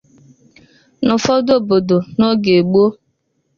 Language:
Igbo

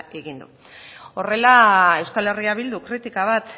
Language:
Basque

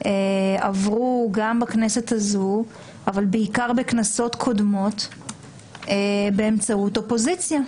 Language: Hebrew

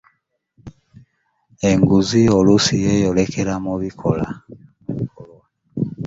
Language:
Ganda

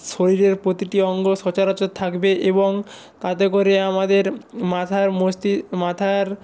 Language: Bangla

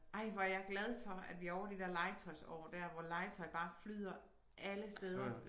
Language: Danish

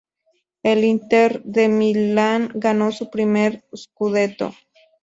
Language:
Spanish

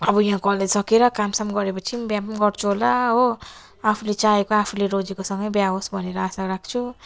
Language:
Nepali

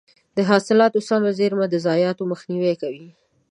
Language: Pashto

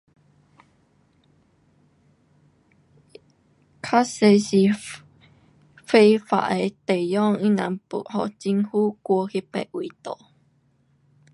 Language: Pu-Xian Chinese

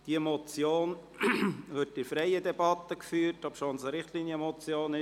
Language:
Swiss German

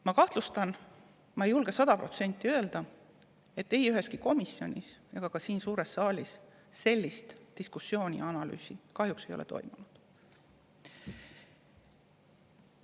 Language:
Estonian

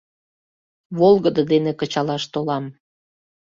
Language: Mari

